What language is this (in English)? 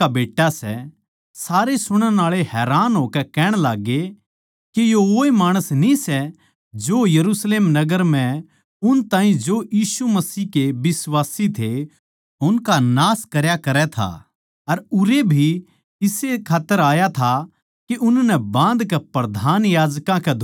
Haryanvi